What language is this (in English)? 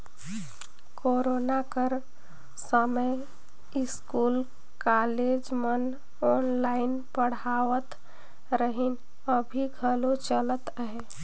Chhattisgarhi